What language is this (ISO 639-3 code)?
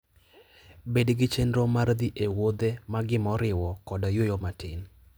luo